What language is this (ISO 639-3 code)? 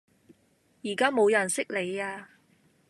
yue